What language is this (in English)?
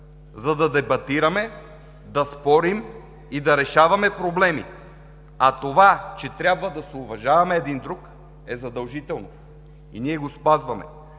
Bulgarian